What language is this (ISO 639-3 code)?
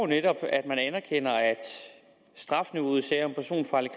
dan